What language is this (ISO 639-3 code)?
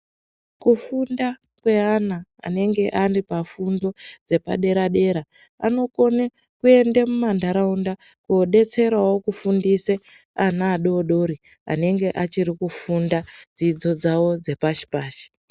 ndc